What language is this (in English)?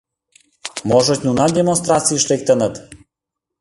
Mari